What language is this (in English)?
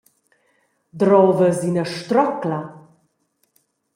Romansh